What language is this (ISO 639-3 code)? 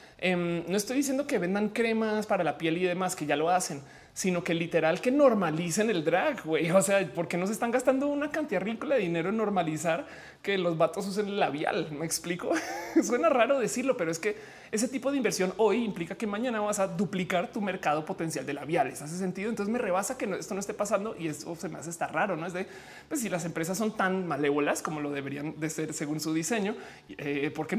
spa